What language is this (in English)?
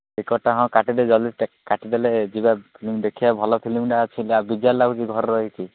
Odia